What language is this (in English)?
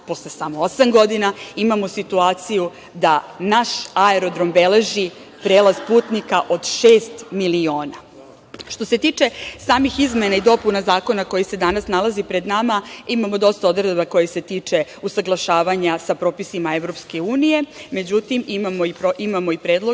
Serbian